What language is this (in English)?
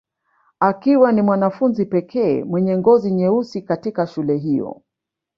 Swahili